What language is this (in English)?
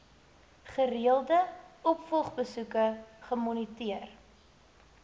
Afrikaans